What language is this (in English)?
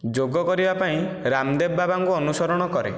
Odia